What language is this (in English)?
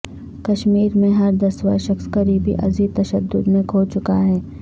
Urdu